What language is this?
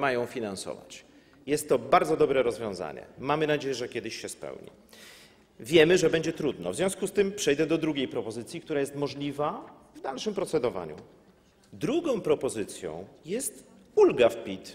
Polish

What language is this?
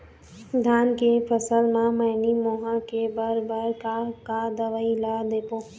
Chhattisgarhi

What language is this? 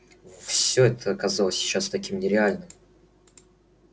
Russian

